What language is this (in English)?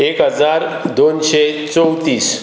Konkani